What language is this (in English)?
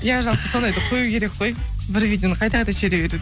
Kazakh